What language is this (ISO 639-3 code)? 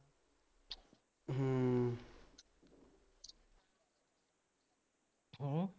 pan